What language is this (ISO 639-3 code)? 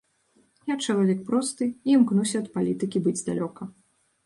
bel